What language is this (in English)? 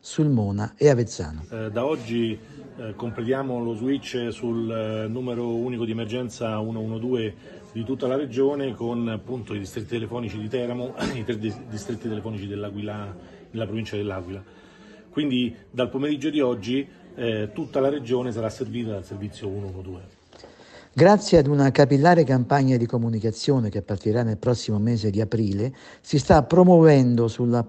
Italian